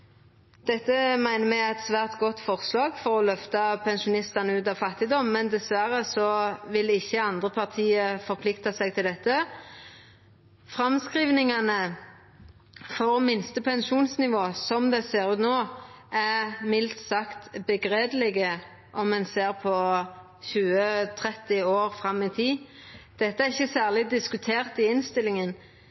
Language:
Norwegian Nynorsk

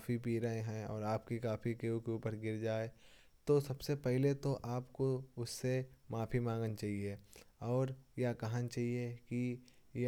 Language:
Kanauji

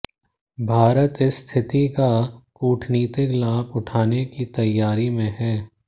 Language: Hindi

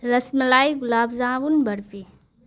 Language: Urdu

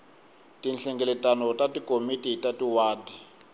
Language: Tsonga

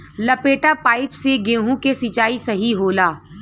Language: Bhojpuri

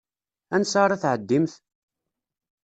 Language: Kabyle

